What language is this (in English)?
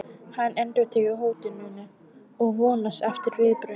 Icelandic